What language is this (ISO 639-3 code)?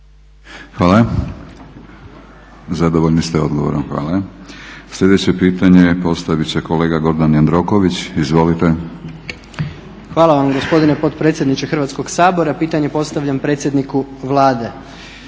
hrv